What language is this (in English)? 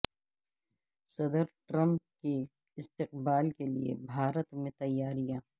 Urdu